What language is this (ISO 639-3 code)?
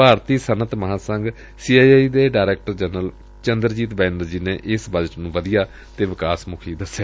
pan